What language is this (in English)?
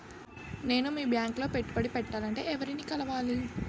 Telugu